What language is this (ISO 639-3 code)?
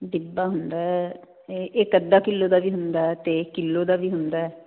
pan